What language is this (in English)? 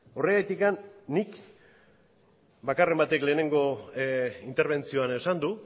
Basque